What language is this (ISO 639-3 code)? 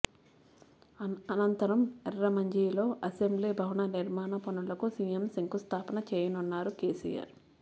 tel